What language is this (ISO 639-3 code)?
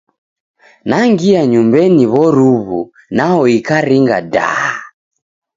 dav